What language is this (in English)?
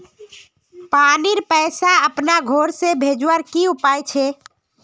Magahi